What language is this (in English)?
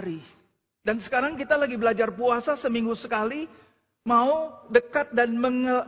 Indonesian